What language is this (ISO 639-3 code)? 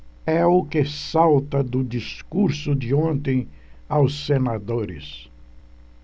por